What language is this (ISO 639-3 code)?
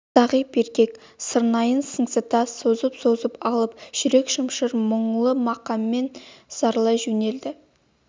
kaz